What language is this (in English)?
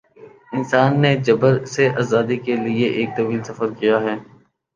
Urdu